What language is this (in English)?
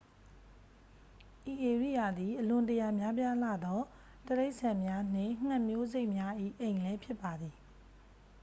Burmese